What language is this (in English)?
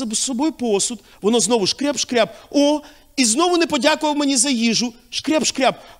Ukrainian